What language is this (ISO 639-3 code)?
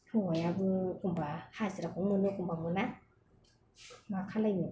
brx